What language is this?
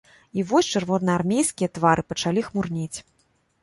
Belarusian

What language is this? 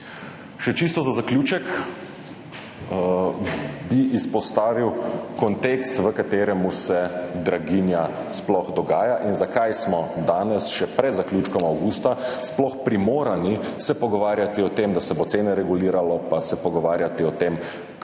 Slovenian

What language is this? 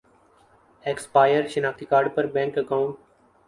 Urdu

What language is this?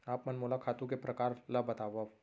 Chhattisgarhi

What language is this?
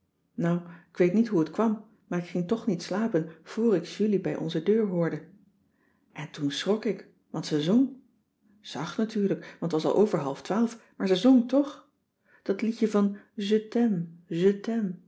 Dutch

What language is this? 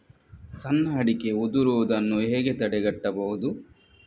Kannada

